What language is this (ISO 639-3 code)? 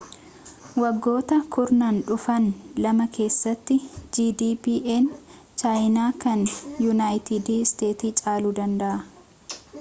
orm